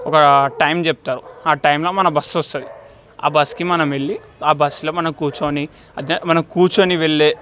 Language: Telugu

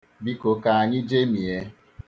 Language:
Igbo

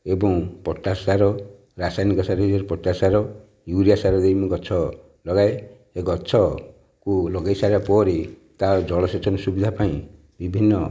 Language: Odia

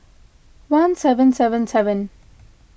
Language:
English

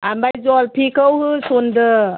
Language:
Bodo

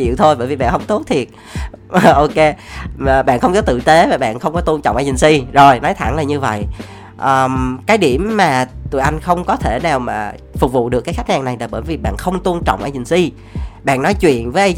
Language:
Vietnamese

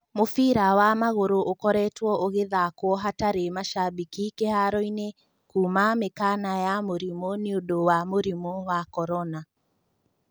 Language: Kikuyu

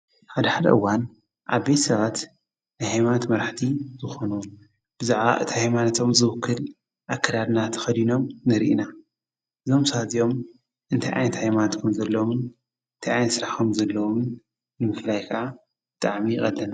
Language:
Tigrinya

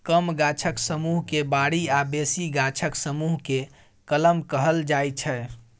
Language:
Maithili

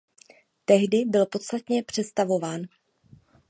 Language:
Czech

